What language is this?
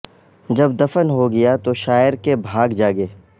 Urdu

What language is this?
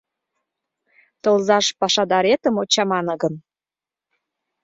Mari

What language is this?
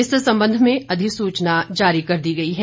Hindi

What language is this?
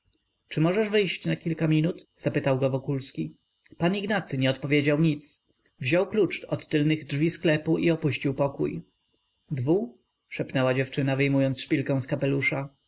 Polish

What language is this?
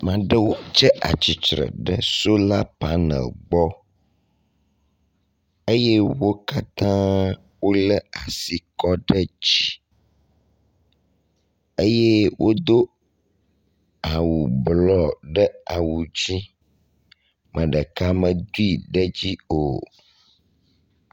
Ewe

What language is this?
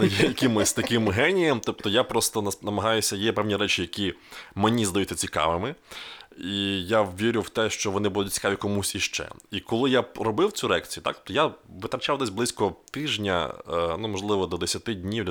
Ukrainian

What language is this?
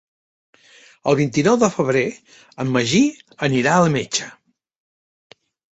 Catalan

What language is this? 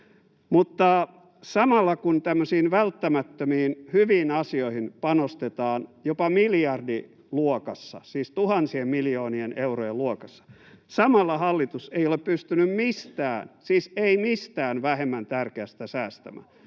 Finnish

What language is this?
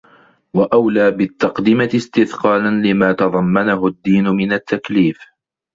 Arabic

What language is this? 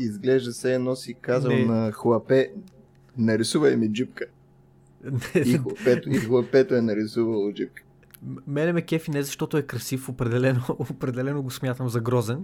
Bulgarian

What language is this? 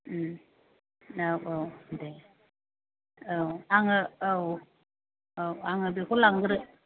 Bodo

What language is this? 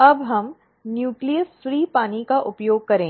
Hindi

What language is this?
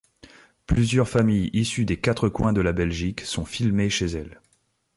French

